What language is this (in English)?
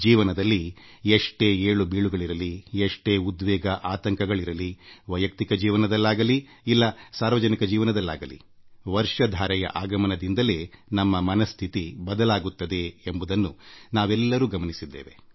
Kannada